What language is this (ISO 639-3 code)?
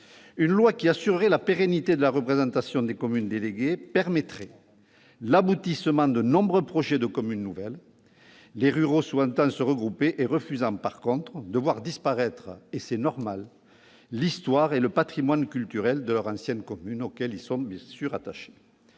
fra